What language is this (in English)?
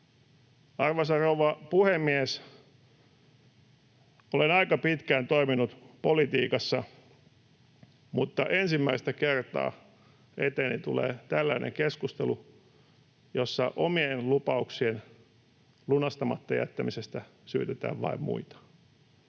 Finnish